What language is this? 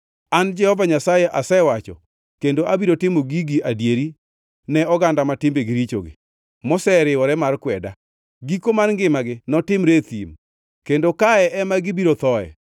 Luo (Kenya and Tanzania)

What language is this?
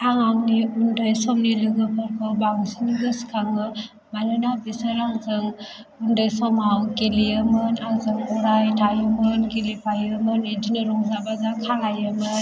Bodo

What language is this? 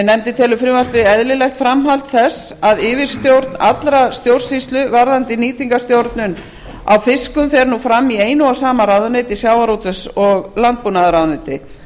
Icelandic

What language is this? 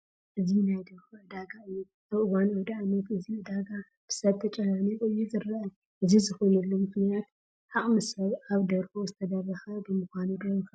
Tigrinya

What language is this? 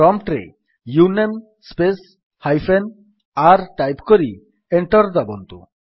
Odia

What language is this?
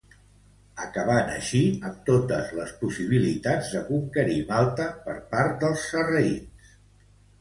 Catalan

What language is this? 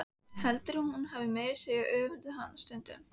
Icelandic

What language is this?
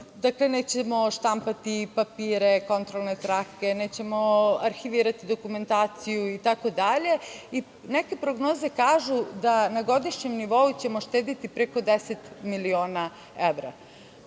Serbian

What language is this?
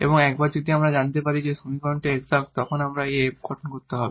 Bangla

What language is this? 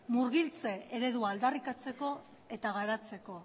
Basque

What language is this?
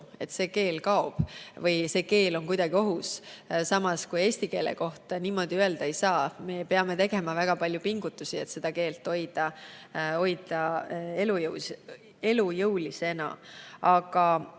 Estonian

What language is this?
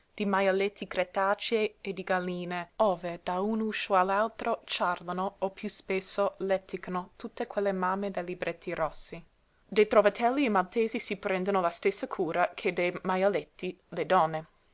Italian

